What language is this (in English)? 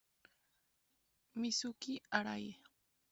Spanish